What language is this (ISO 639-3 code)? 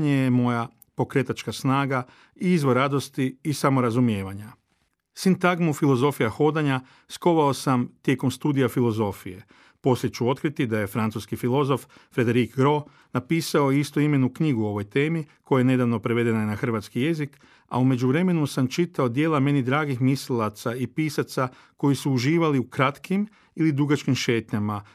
hrv